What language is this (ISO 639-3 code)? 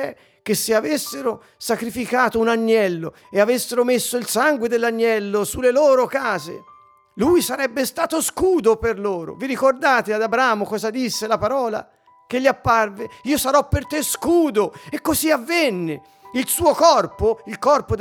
ita